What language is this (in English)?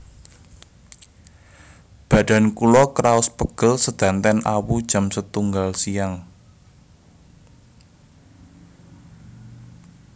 Javanese